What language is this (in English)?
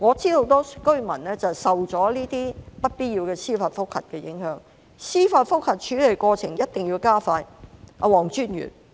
Cantonese